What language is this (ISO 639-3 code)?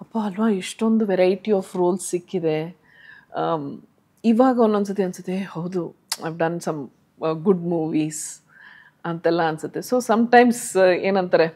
kan